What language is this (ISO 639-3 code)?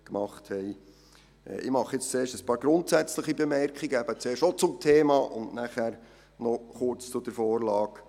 gsw